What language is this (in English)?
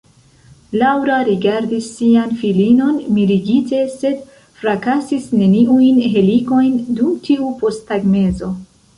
Esperanto